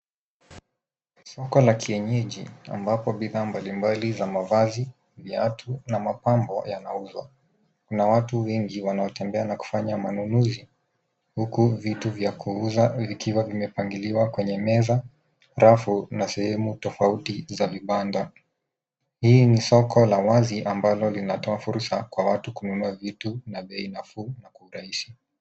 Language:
Swahili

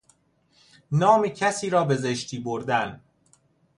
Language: Persian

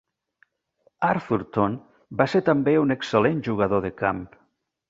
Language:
Catalan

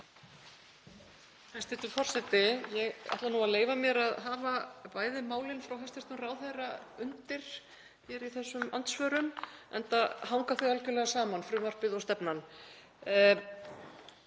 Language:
Icelandic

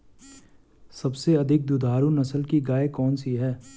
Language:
Hindi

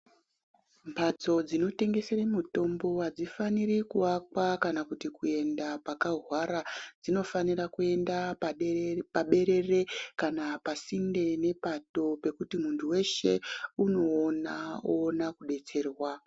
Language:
Ndau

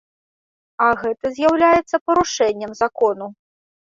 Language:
Belarusian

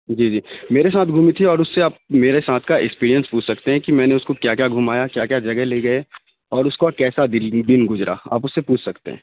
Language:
Urdu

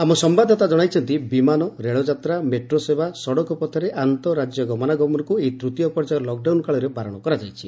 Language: Odia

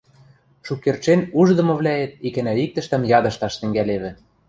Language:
Western Mari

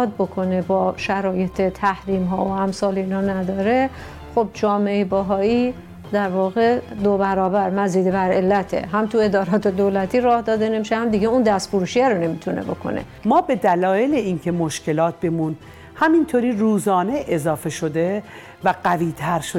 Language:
Persian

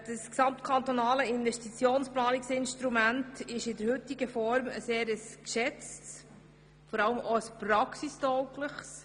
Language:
Swiss German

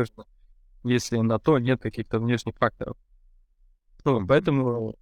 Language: Russian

